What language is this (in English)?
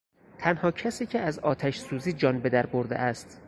Persian